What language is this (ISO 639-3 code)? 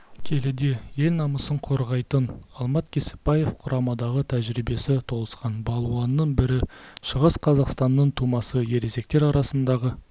kaz